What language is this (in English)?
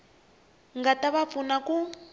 Tsonga